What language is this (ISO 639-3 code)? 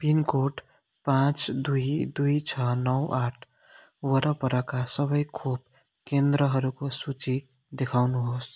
nep